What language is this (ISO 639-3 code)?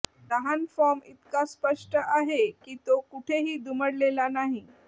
mar